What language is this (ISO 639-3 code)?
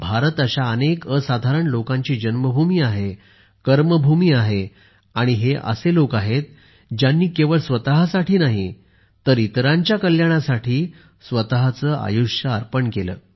mar